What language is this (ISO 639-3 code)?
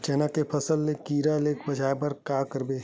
hne